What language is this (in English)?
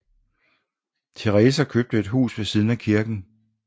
Danish